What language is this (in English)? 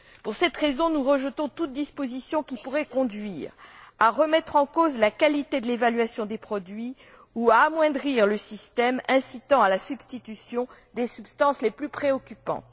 French